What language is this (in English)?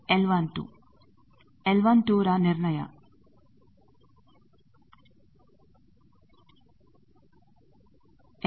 Kannada